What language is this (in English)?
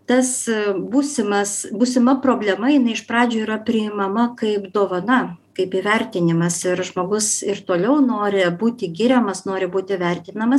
Lithuanian